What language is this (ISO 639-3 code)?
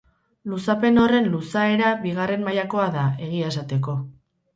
eus